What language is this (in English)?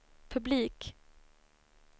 Swedish